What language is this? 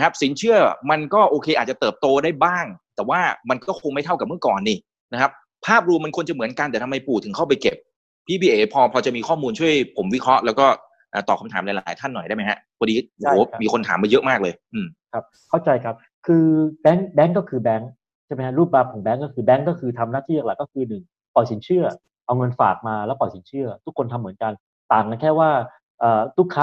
Thai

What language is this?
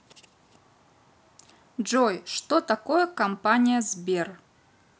Russian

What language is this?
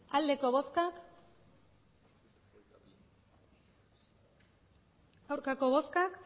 Basque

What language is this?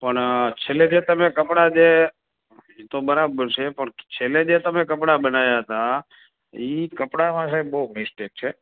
Gujarati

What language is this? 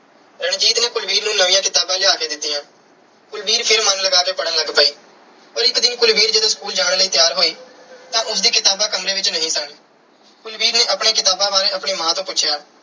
Punjabi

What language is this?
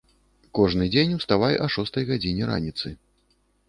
Belarusian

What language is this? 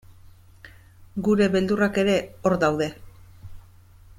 Basque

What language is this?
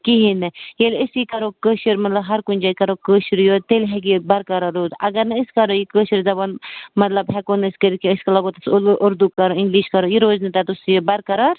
Kashmiri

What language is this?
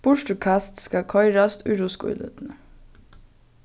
Faroese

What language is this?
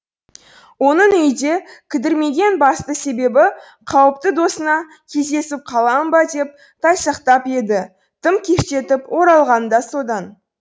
Kazakh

